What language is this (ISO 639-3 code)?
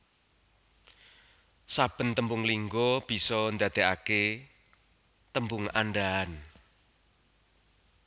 jav